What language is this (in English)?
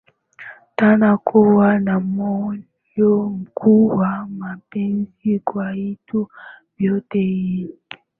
Swahili